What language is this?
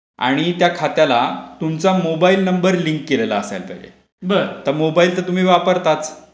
Marathi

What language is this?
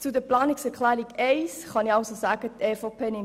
Swiss German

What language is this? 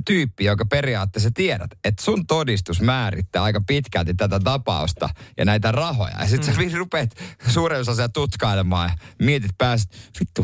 Finnish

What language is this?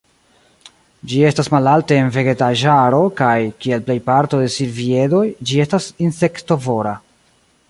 Esperanto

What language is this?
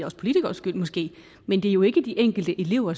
Danish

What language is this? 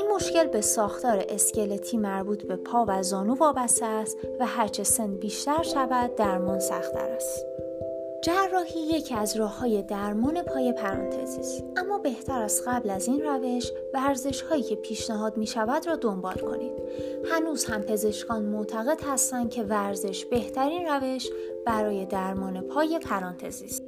Persian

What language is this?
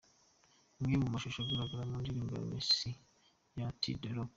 Kinyarwanda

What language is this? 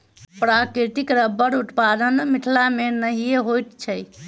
Maithili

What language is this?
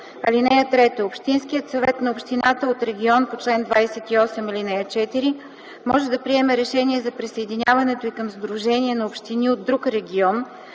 Bulgarian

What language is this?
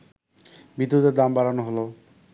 Bangla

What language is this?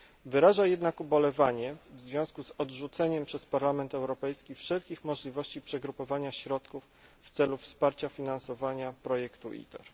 Polish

